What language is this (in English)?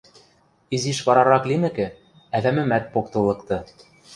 Western Mari